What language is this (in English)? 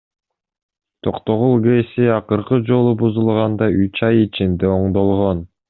Kyrgyz